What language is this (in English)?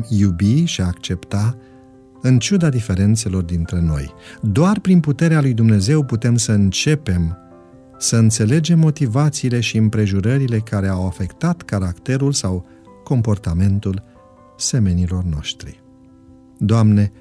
Romanian